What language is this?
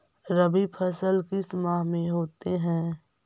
Magahi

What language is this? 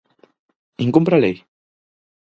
Galician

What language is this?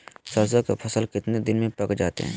Magahi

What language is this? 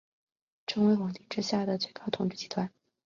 Chinese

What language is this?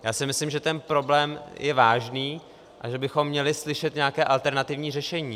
Czech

